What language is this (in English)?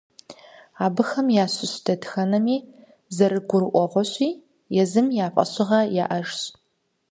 Kabardian